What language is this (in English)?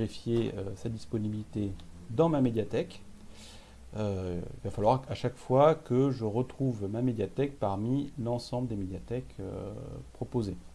French